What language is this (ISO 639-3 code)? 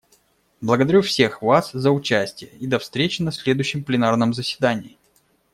rus